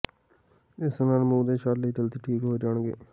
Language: Punjabi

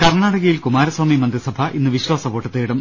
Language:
Malayalam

